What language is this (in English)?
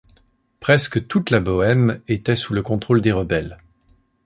French